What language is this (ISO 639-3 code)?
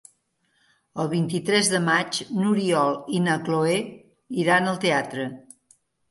cat